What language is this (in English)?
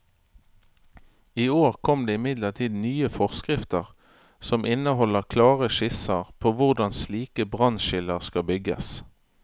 Norwegian